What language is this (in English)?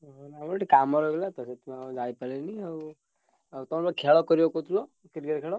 Odia